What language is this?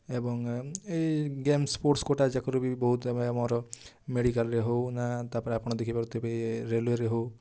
Odia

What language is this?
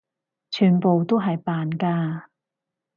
Cantonese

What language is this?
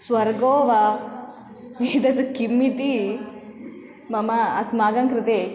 Sanskrit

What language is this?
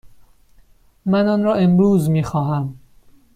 Persian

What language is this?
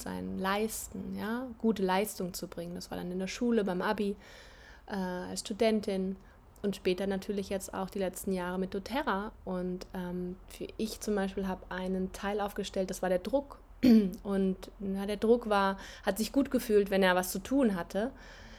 German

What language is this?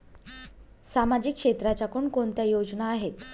Marathi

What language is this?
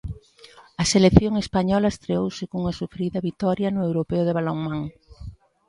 Galician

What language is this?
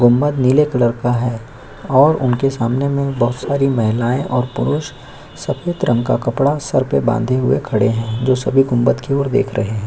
Hindi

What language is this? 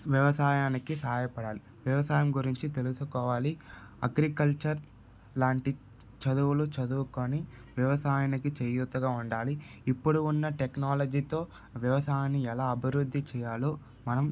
Telugu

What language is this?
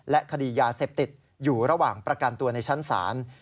Thai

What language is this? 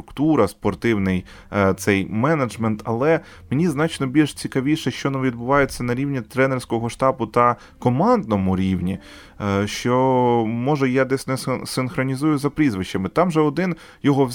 Ukrainian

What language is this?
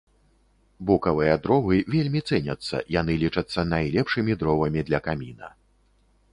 Belarusian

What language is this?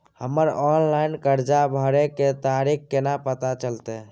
Maithili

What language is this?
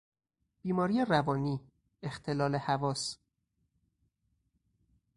Persian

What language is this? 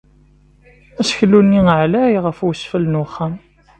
Kabyle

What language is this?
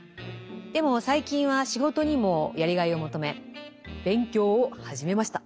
Japanese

